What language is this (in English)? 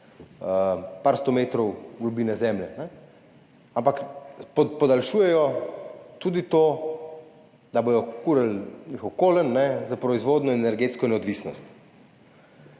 Slovenian